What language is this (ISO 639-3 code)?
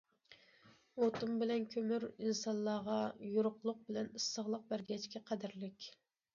uig